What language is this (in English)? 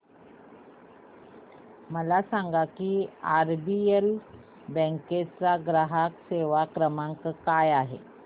Marathi